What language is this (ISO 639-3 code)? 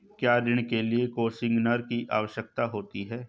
hin